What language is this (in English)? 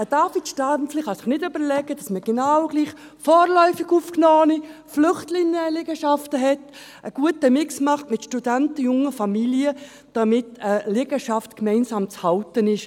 Swiss German